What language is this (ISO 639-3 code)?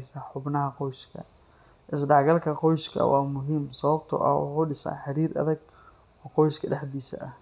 som